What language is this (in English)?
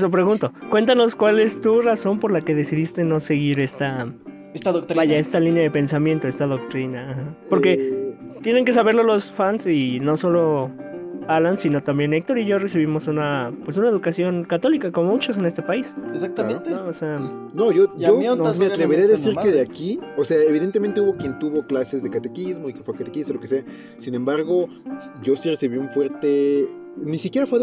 Spanish